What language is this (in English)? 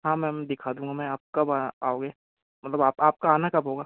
Hindi